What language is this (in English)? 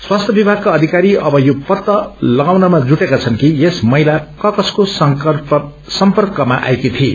Nepali